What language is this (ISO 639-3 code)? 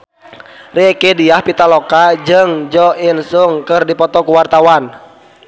sun